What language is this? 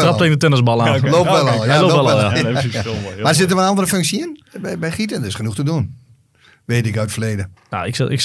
Dutch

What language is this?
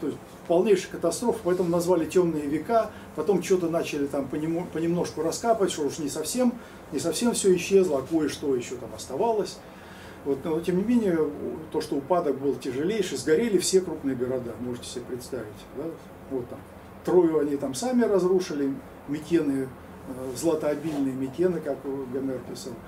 Russian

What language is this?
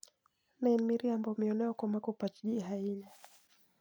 Luo (Kenya and Tanzania)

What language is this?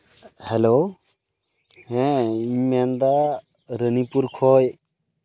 Santali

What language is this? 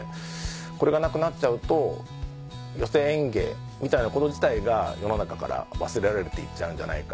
Japanese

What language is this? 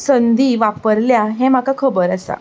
Konkani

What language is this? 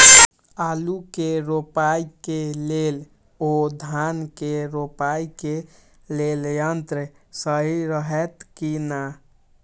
Maithili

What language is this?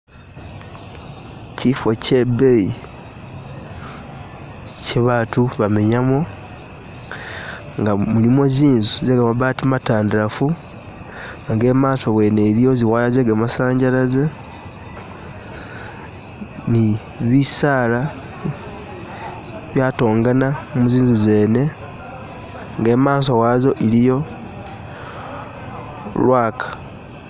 Masaaba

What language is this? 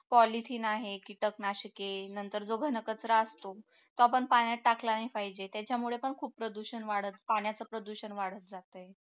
Marathi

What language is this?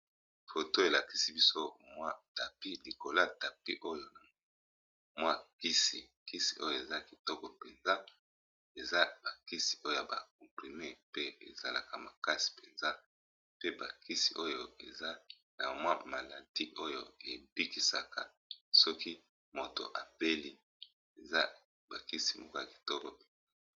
Lingala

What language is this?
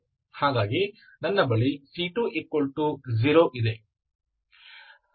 Kannada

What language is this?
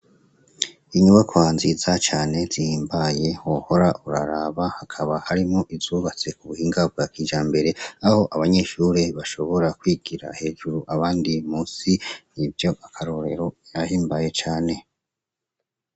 Rundi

